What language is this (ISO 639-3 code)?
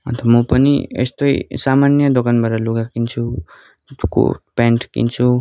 nep